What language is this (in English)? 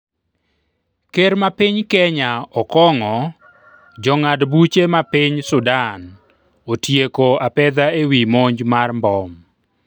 Luo (Kenya and Tanzania)